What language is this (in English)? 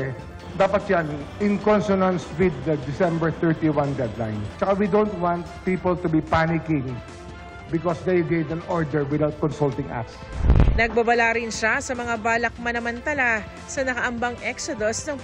Filipino